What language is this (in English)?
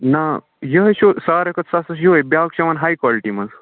Kashmiri